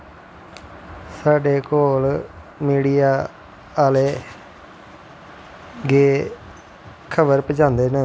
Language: Dogri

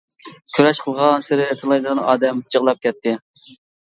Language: Uyghur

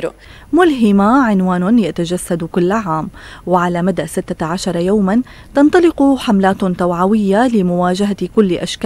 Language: Arabic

